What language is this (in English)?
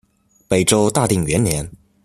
Chinese